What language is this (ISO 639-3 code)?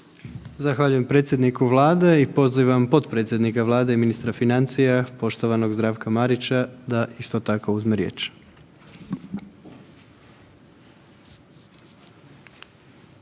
hrv